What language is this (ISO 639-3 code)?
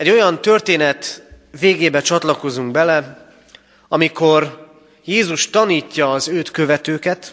hun